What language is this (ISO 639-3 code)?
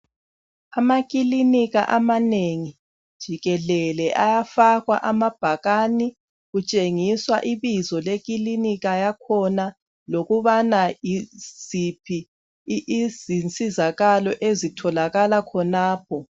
nde